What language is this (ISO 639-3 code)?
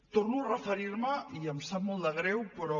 cat